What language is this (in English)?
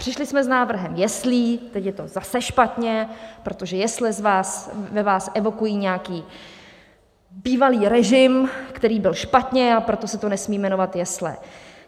Czech